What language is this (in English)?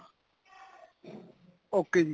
Punjabi